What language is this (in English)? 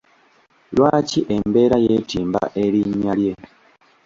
Ganda